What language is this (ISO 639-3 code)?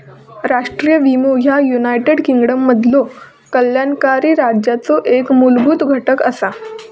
mar